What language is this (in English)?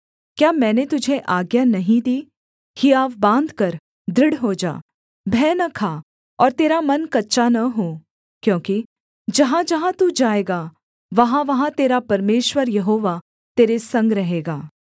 Hindi